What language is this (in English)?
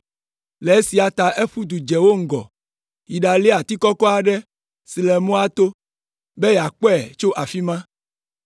Ewe